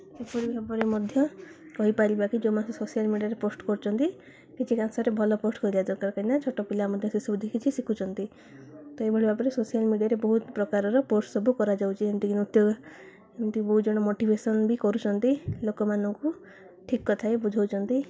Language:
Odia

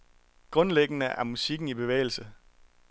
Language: Danish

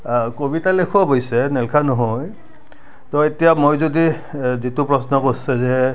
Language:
Assamese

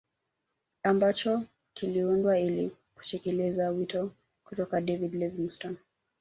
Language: Swahili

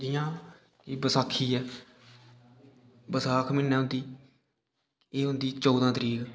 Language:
Dogri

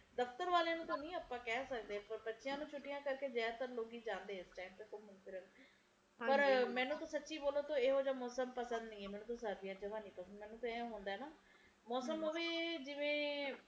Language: Punjabi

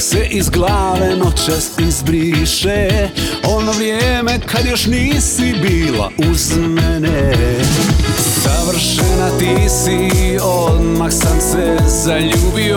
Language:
Croatian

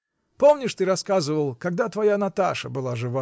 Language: Russian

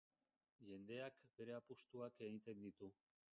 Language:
Basque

